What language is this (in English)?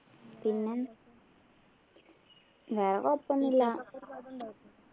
Malayalam